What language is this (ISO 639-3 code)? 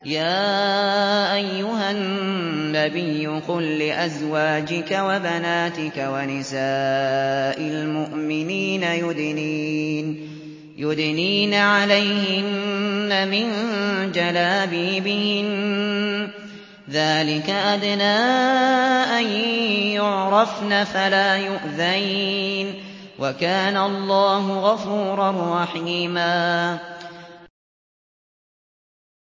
ara